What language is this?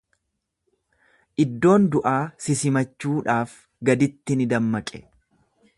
Oromo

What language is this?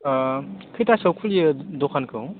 Bodo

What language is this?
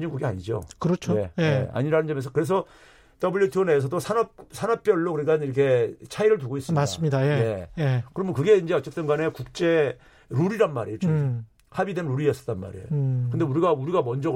Korean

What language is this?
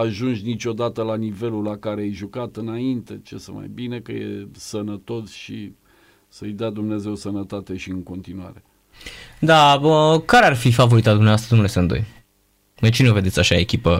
Romanian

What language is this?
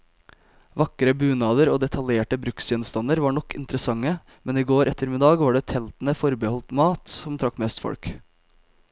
Norwegian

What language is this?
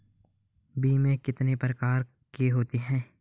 Hindi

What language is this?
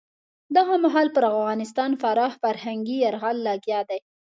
Pashto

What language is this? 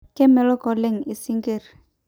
Masai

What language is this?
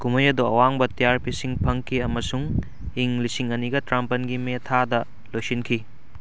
Manipuri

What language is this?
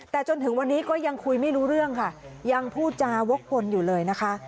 Thai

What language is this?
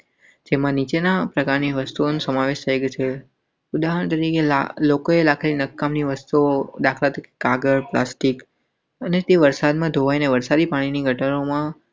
Gujarati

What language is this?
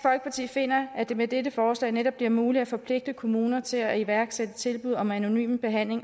Danish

